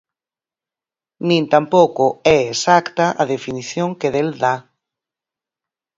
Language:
Galician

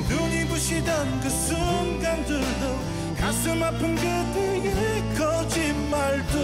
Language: Korean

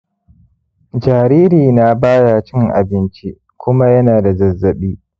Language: Hausa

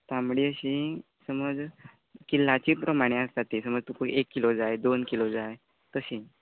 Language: Konkani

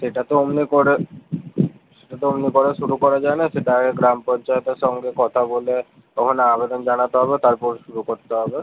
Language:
Bangla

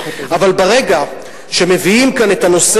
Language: Hebrew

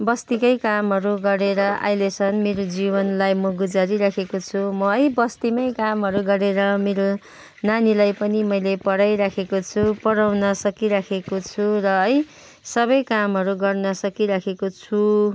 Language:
Nepali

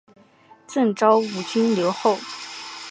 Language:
Chinese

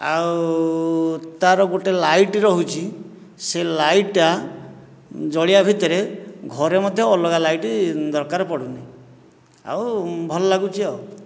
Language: Odia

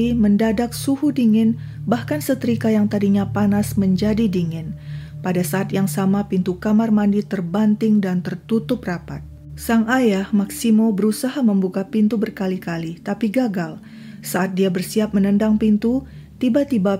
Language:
Indonesian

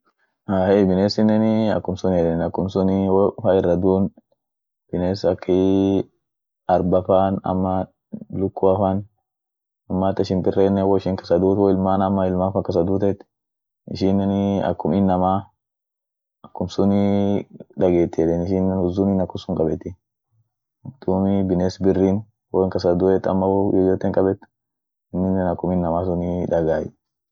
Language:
Orma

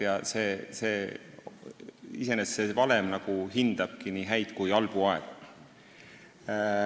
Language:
Estonian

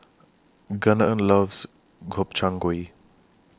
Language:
English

